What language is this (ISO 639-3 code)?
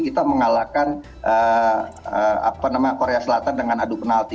ind